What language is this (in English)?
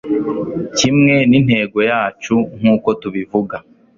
Kinyarwanda